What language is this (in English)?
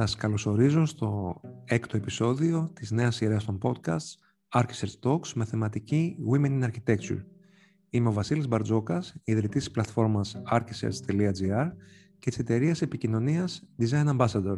Greek